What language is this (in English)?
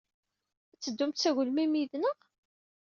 Kabyle